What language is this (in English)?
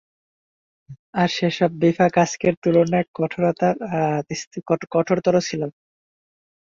Bangla